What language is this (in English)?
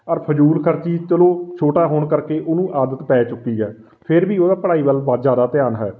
Punjabi